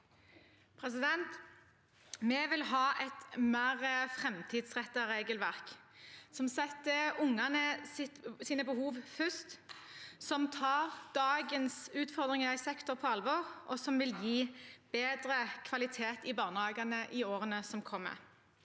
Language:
Norwegian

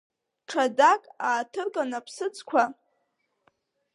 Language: Abkhazian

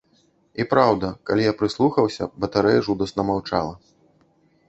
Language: Belarusian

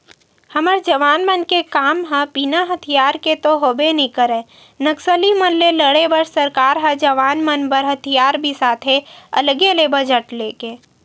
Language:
Chhattisgarhi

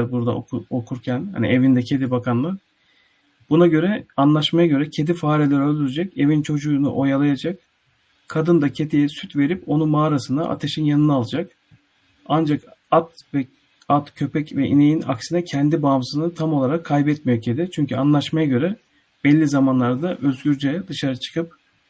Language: Turkish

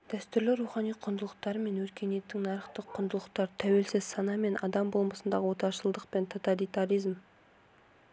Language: Kazakh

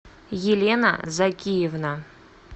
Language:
Russian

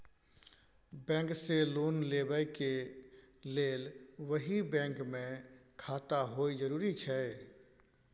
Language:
Maithili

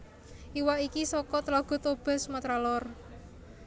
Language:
Javanese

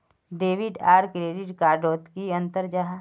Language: Magahi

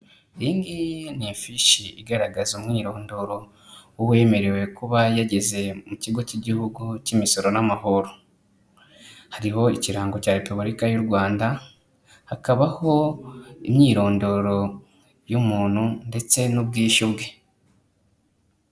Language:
Kinyarwanda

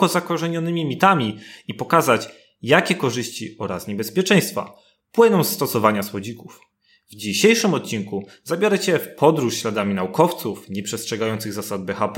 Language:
Polish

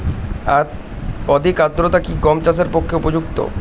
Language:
Bangla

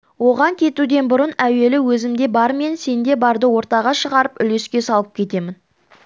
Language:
Kazakh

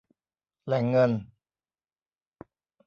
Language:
Thai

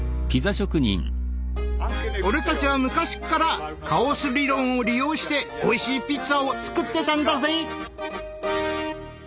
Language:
Japanese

